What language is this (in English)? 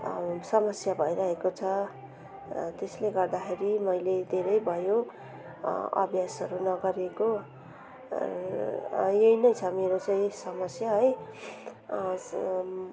Nepali